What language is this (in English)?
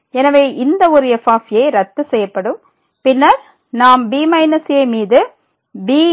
Tamil